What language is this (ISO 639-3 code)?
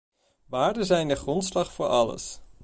nld